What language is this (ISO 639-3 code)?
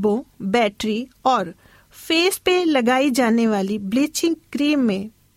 hin